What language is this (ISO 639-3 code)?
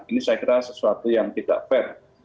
ind